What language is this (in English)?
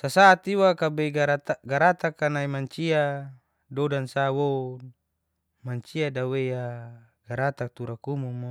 Geser-Gorom